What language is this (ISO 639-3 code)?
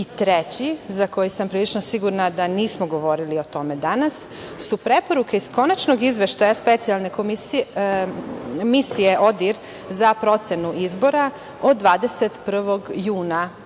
srp